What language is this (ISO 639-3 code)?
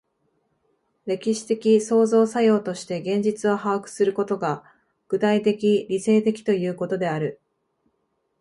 jpn